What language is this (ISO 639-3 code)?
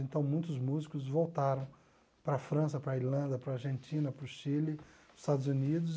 por